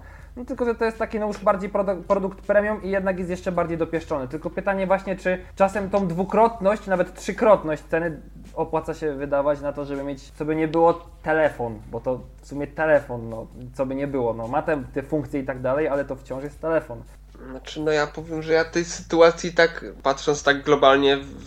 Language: Polish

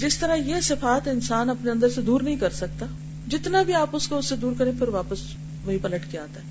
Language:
Urdu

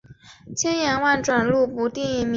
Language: Chinese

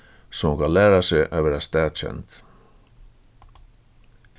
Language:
Faroese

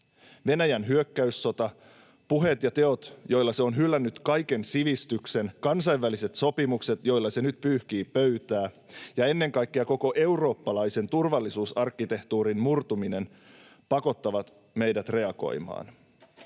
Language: Finnish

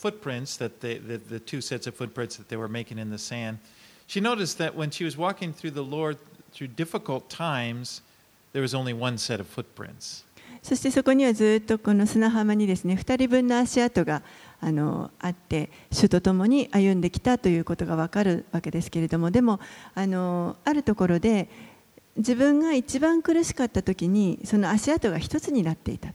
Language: Japanese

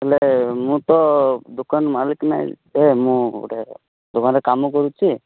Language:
Odia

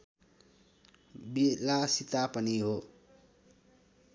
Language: Nepali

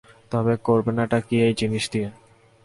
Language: Bangla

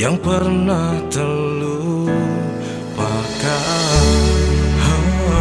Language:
Indonesian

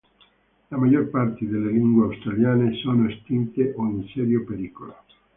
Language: Italian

